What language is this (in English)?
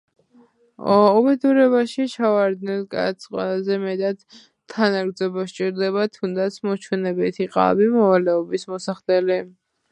Georgian